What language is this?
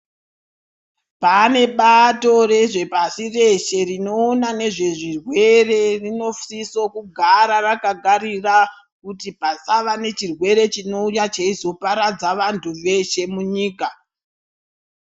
Ndau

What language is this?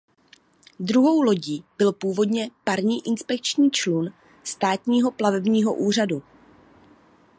Czech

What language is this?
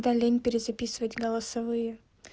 Russian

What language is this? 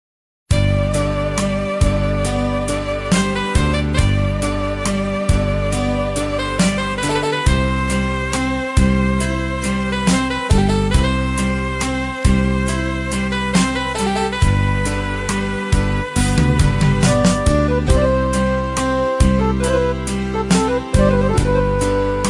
Indonesian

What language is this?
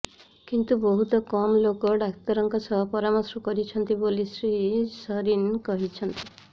Odia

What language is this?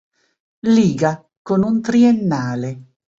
Italian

